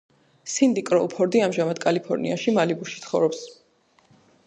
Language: Georgian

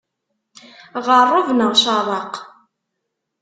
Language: Kabyle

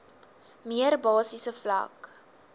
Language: Afrikaans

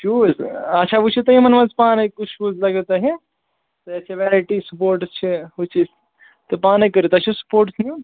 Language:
Kashmiri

